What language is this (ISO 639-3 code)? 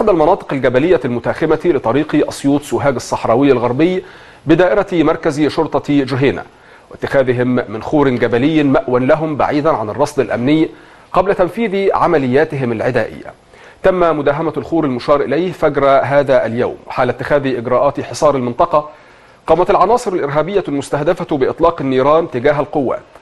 ara